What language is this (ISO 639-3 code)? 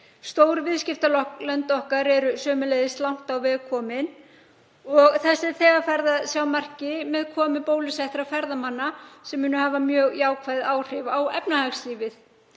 isl